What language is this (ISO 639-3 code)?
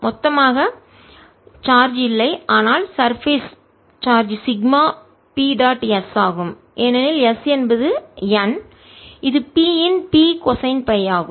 tam